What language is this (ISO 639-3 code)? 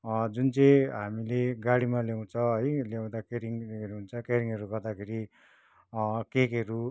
nep